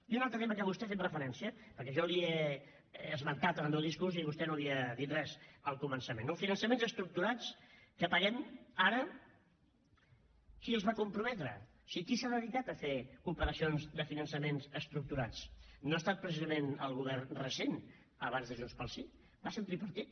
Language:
Catalan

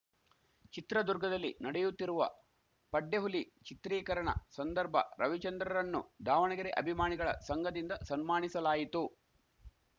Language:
Kannada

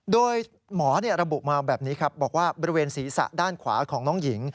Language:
Thai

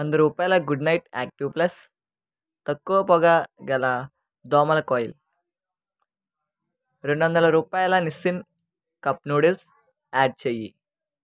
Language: Telugu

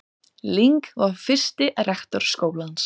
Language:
Icelandic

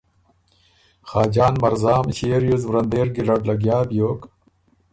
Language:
Ormuri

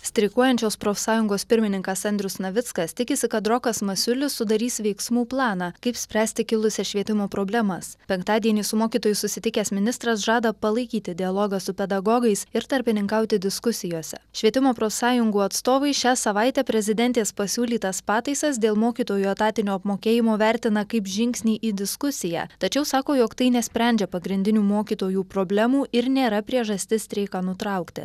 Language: Lithuanian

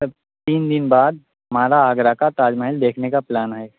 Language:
Urdu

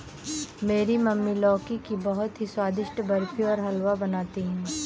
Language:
Hindi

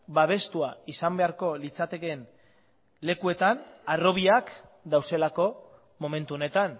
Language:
Basque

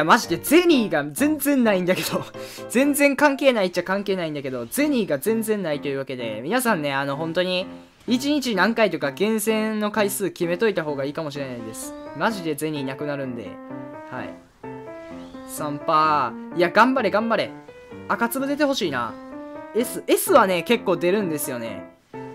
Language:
Japanese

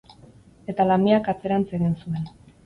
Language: Basque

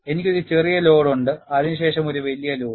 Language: Malayalam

